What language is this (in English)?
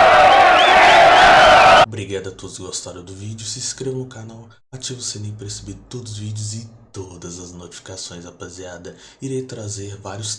Portuguese